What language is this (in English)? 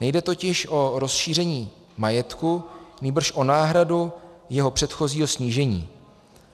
Czech